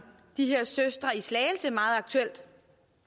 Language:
Danish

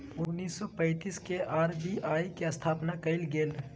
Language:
Magahi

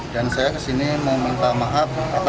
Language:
Indonesian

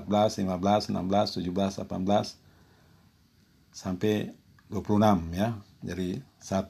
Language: Indonesian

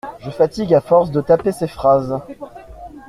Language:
French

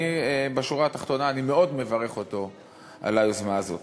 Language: Hebrew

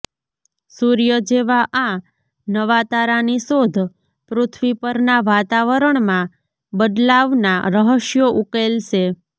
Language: Gujarati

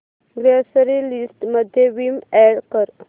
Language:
Marathi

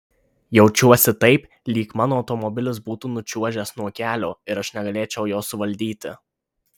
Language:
Lithuanian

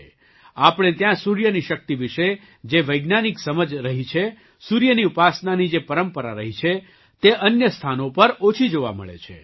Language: Gujarati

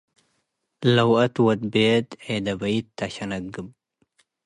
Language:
Tigre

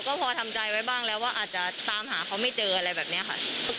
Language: Thai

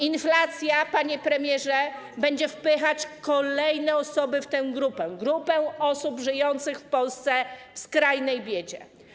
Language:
Polish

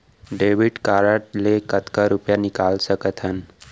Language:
Chhattisgarhi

